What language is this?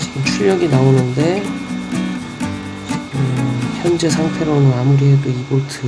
Korean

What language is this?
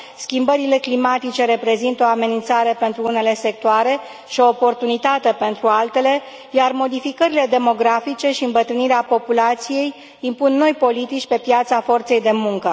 Romanian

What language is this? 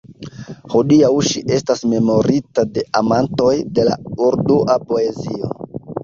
Esperanto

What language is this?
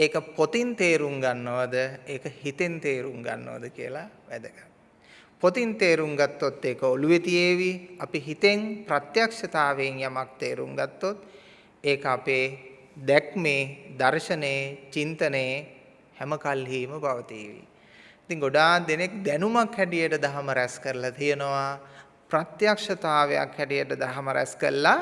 Sinhala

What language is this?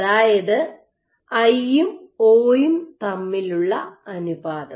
Malayalam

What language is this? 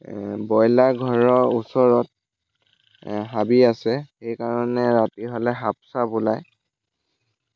Assamese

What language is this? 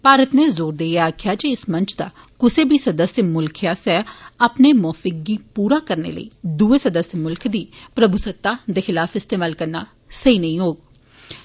Dogri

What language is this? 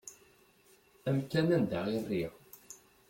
Kabyle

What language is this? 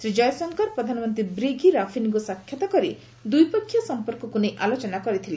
Odia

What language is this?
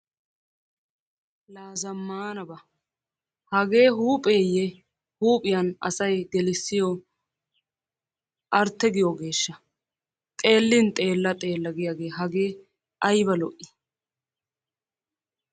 Wolaytta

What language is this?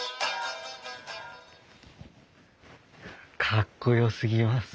Japanese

